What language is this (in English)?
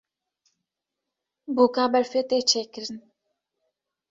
Kurdish